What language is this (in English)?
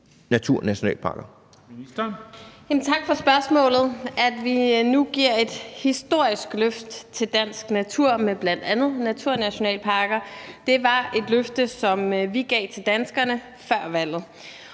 Danish